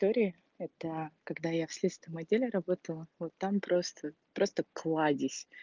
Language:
Russian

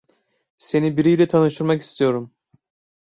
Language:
Turkish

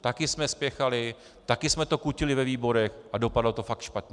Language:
Czech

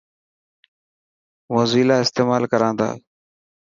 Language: Dhatki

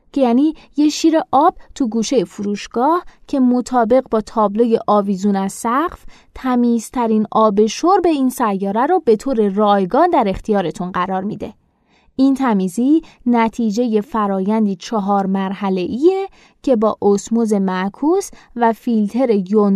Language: Persian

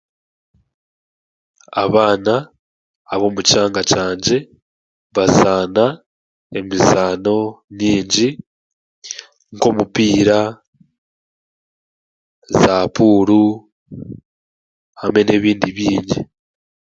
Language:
Chiga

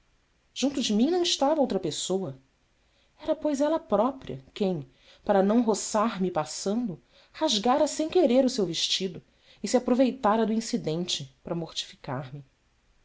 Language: Portuguese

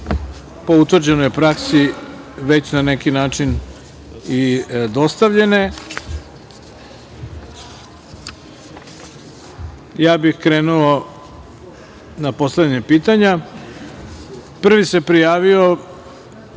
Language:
Serbian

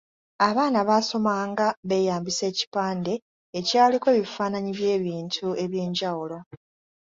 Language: Ganda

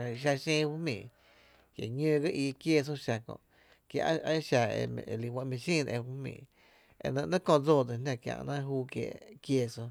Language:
Tepinapa Chinantec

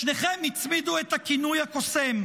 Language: Hebrew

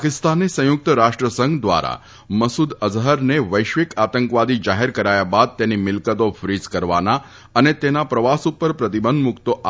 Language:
Gujarati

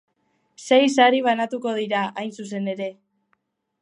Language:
Basque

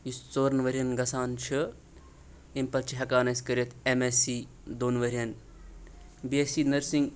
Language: Kashmiri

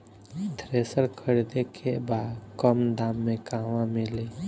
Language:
Bhojpuri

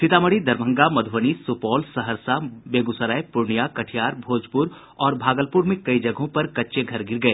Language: Hindi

